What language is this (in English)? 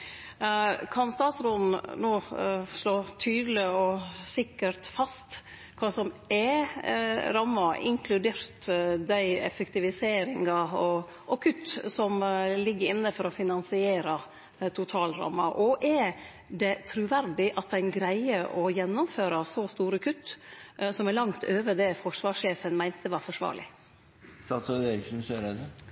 Norwegian Nynorsk